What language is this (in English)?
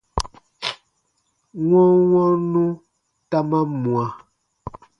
Baatonum